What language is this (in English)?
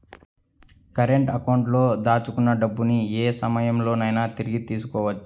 Telugu